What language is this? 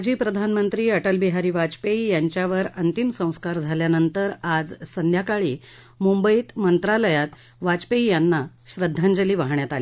Marathi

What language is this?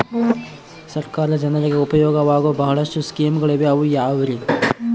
Kannada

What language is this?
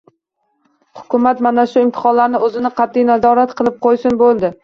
Uzbek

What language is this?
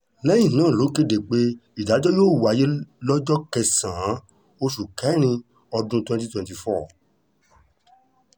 Yoruba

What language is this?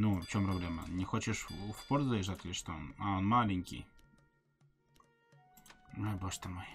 Russian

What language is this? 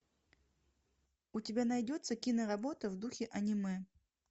Russian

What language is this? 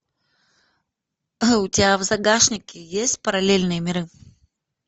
Russian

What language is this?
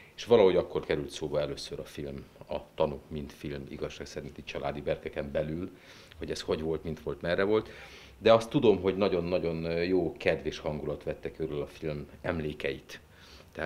Hungarian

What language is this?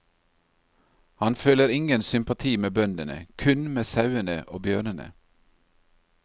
Norwegian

